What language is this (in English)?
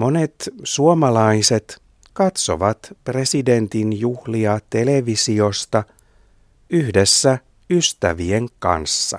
Finnish